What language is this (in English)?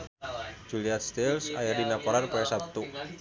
Sundanese